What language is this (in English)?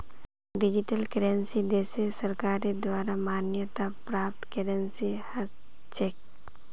Magahi